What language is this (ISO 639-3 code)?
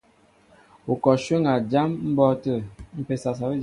mbo